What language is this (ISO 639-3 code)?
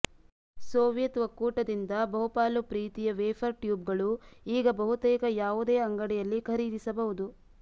kan